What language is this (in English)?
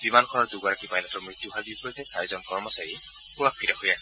Assamese